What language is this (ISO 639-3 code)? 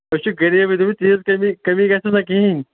kas